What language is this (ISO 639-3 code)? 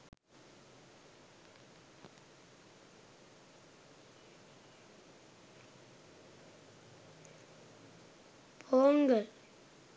sin